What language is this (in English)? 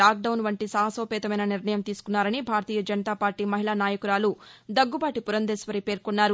Telugu